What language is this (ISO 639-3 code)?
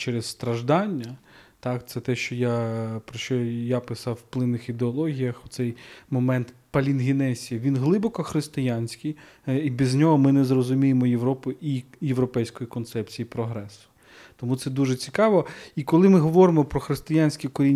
ukr